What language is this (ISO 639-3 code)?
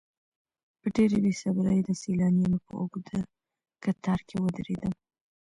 pus